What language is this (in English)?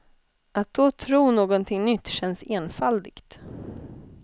Swedish